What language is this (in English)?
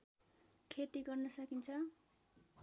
Nepali